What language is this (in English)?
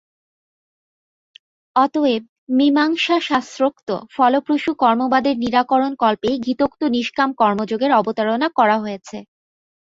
Bangla